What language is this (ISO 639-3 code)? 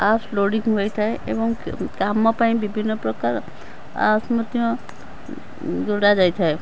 ori